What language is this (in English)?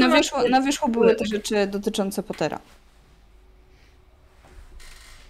Polish